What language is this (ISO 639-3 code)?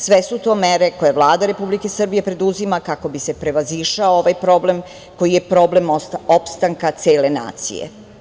srp